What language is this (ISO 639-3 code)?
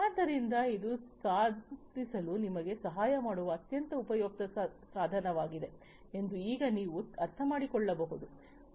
kan